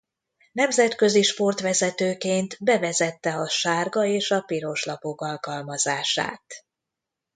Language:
Hungarian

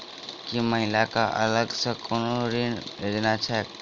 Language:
Maithili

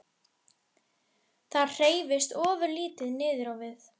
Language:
Icelandic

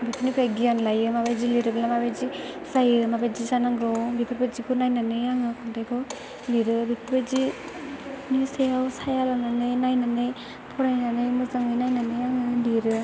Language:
Bodo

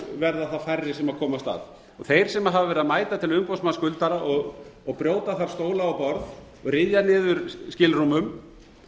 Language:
Icelandic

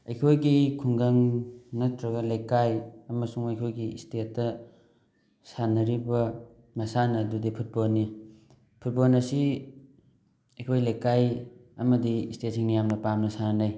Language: Manipuri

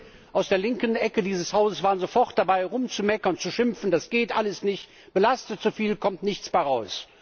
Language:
German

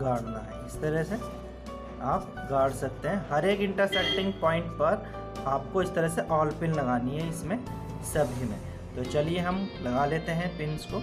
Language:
Hindi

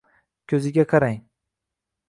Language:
Uzbek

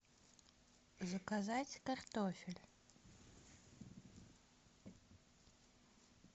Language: Russian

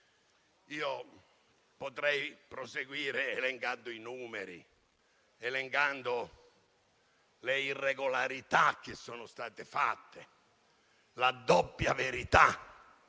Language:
Italian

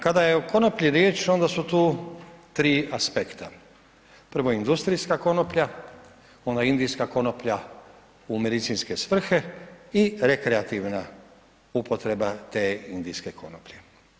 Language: Croatian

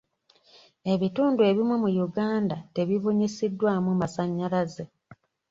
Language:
Ganda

